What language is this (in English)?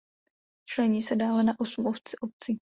Czech